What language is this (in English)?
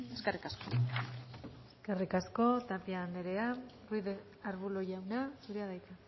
Basque